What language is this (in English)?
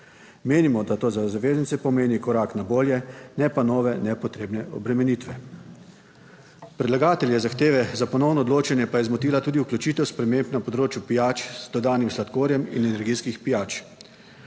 Slovenian